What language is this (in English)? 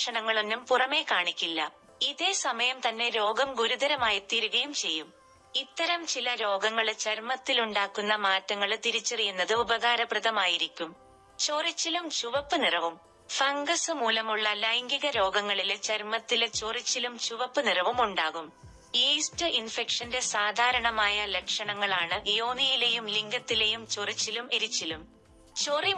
Malayalam